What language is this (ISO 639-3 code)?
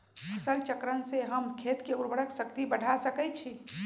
mag